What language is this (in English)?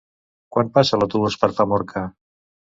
Catalan